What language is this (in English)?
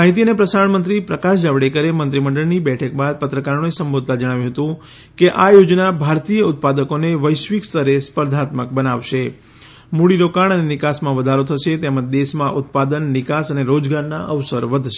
Gujarati